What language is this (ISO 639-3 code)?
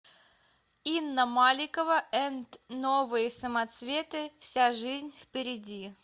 rus